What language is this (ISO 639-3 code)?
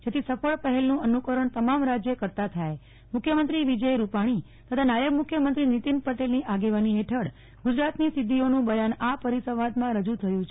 guj